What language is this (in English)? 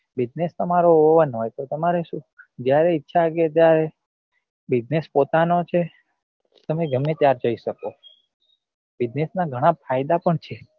Gujarati